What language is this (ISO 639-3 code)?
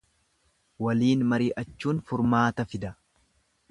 orm